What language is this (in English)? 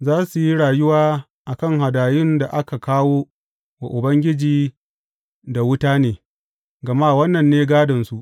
Hausa